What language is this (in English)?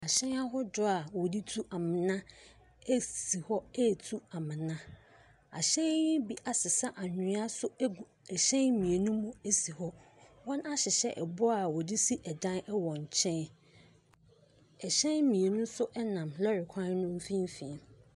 Akan